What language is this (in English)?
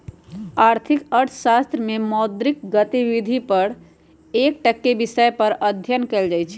Magahi